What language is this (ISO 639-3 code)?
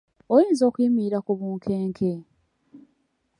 lug